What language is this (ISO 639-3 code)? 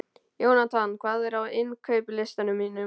isl